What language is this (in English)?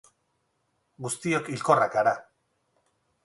Basque